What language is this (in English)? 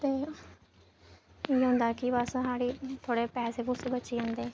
Dogri